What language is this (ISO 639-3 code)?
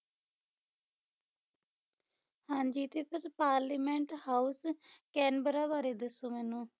pan